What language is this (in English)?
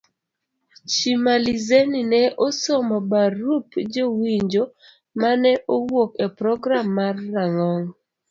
Luo (Kenya and Tanzania)